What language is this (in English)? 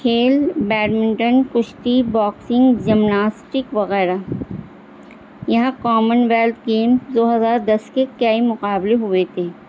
Urdu